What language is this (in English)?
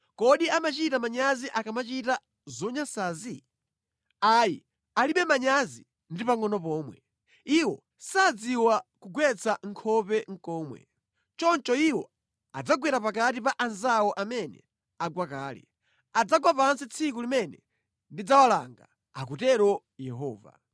Nyanja